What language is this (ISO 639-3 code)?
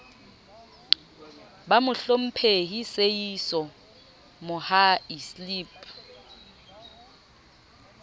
sot